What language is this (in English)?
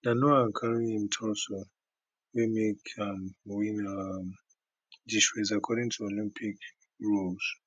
Nigerian Pidgin